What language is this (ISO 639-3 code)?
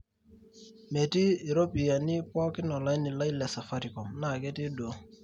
mas